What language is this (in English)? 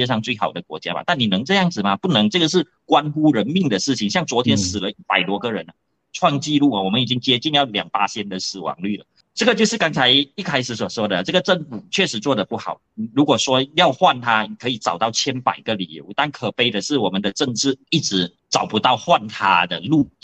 Chinese